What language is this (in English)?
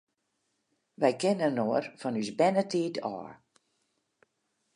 Western Frisian